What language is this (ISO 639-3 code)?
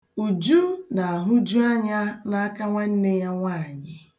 ibo